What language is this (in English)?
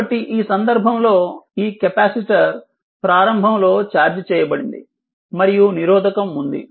Telugu